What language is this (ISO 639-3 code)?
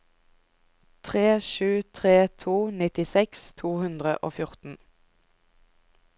nor